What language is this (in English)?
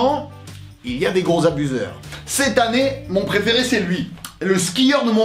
French